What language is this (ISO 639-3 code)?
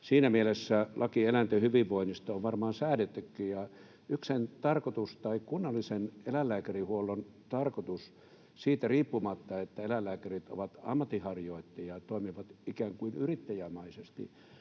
fin